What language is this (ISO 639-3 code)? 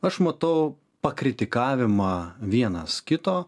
lit